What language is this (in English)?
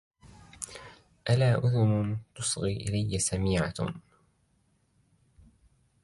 Arabic